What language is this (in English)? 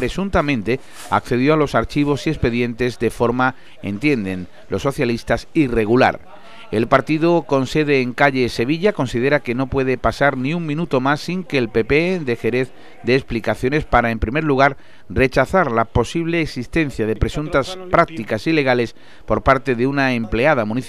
Spanish